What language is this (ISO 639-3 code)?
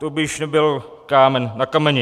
ces